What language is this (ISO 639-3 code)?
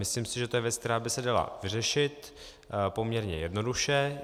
ces